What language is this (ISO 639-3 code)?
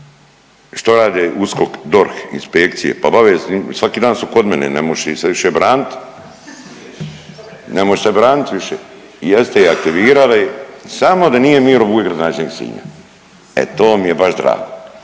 hrv